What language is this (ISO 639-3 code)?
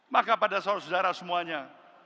ind